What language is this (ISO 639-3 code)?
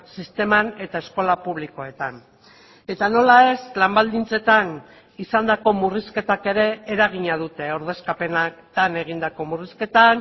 eus